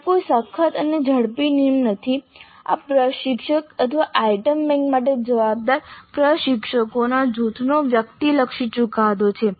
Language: Gujarati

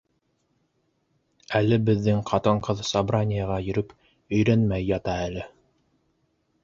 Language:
Bashkir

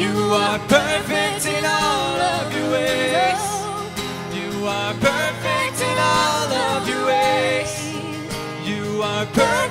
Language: Dutch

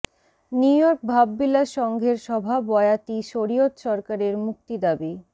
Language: Bangla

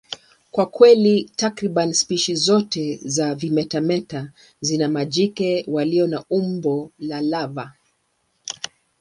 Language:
Swahili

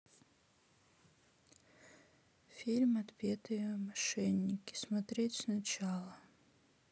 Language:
Russian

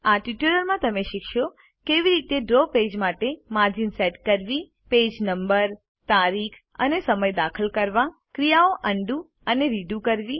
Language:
Gujarati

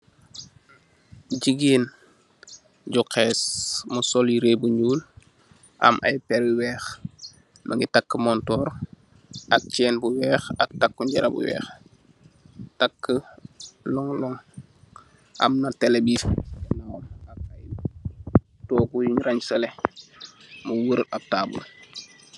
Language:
Wolof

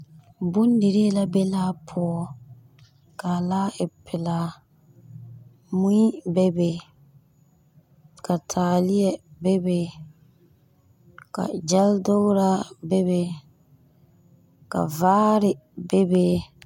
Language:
Southern Dagaare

